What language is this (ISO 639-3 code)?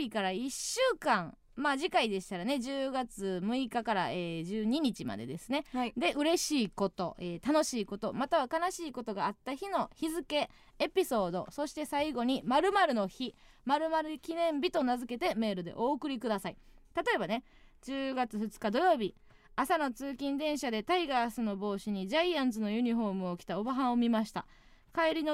jpn